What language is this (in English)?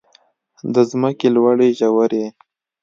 Pashto